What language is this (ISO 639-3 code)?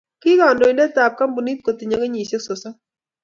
kln